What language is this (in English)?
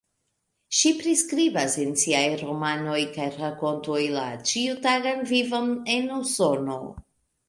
Esperanto